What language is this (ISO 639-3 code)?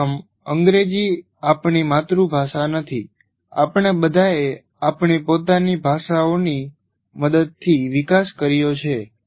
guj